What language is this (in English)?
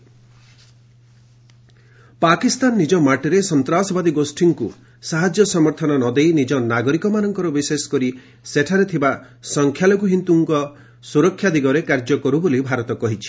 Odia